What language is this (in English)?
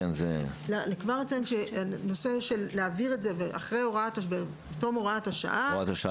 Hebrew